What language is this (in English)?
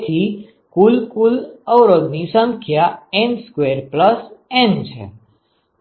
Gujarati